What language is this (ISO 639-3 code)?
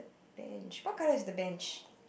eng